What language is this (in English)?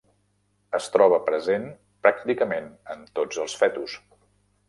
Catalan